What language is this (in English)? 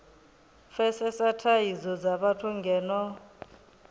Venda